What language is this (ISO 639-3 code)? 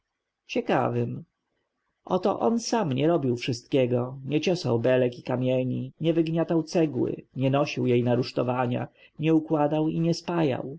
pol